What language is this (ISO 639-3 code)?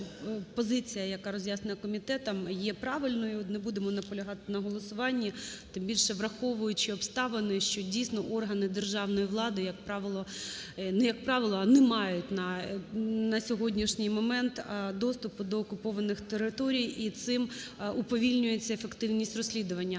ukr